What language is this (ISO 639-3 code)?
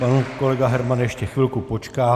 ces